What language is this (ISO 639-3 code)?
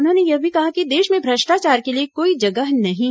hin